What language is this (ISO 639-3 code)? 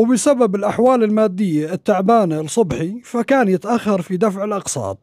ara